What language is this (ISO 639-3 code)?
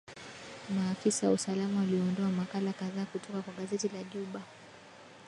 swa